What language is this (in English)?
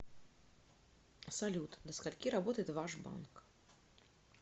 Russian